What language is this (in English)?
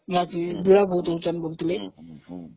Odia